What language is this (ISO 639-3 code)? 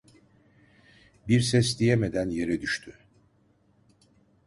tur